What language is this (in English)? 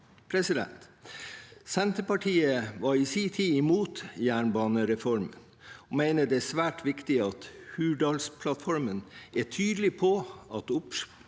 Norwegian